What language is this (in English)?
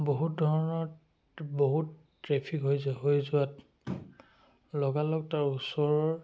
Assamese